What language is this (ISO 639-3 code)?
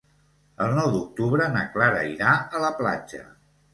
cat